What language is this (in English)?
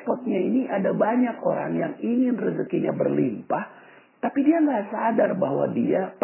Indonesian